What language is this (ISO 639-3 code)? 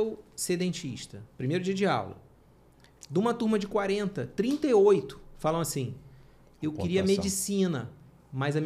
por